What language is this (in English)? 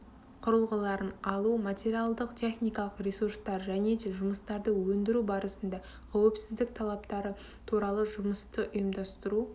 Kazakh